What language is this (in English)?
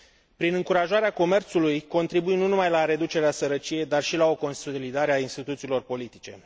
Romanian